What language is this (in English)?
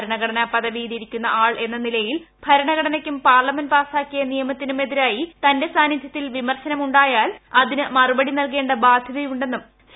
Malayalam